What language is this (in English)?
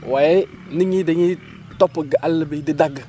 Wolof